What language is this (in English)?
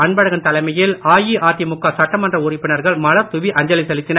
Tamil